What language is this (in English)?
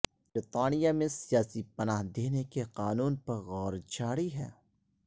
Urdu